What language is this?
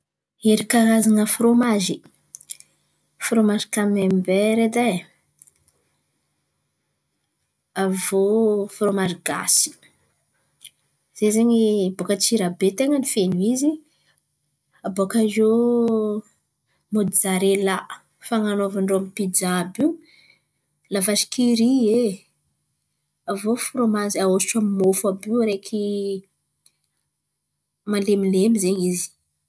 Antankarana Malagasy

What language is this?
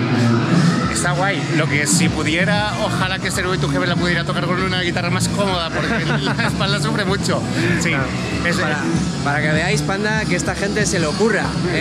Spanish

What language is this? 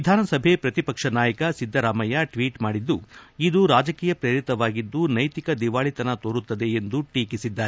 Kannada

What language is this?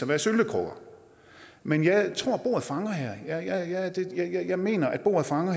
Danish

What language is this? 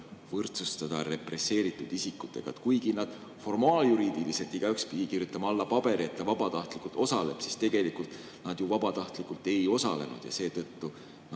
Estonian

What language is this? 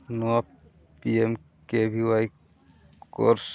Santali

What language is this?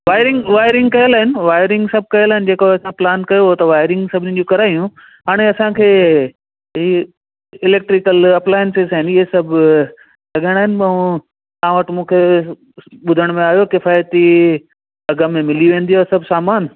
Sindhi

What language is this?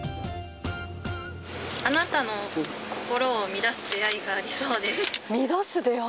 Japanese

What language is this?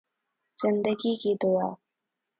Urdu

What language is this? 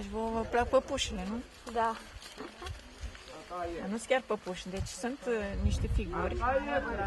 Romanian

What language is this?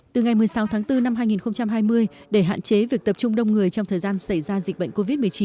Vietnamese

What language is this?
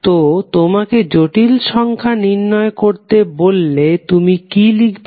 Bangla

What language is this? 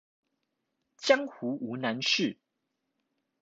Chinese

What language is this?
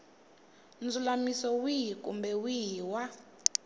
Tsonga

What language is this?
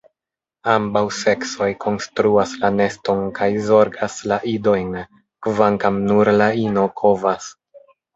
Esperanto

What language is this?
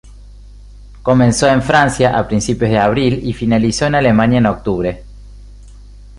Spanish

